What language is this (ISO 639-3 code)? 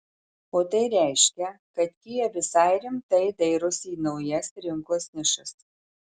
lit